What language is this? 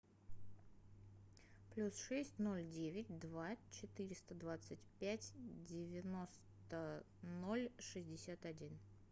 Russian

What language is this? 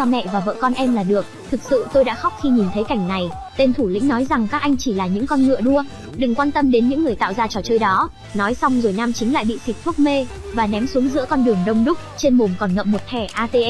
Vietnamese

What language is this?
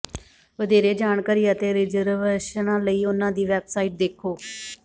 Punjabi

